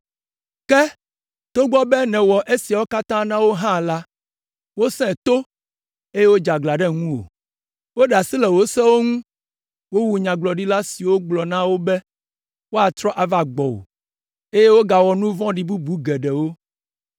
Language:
Ewe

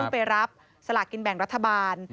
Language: Thai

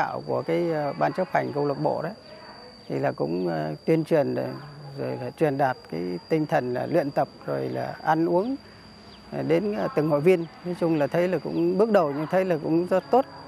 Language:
Vietnamese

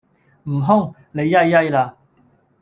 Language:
Cantonese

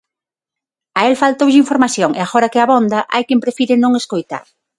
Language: Galician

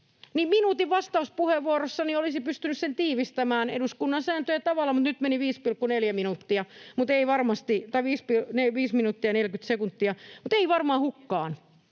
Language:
Finnish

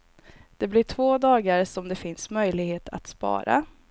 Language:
Swedish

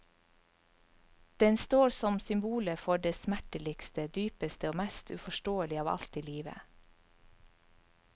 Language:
Norwegian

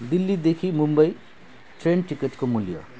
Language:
Nepali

